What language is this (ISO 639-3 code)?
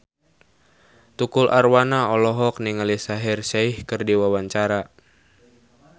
sun